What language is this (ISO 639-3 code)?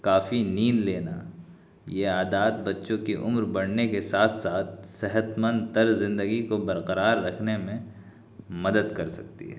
urd